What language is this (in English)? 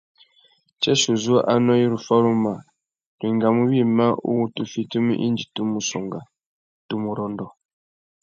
Tuki